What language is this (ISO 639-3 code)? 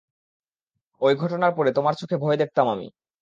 ben